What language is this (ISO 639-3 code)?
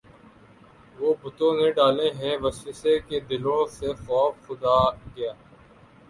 urd